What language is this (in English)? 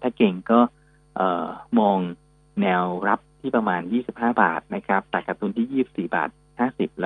Thai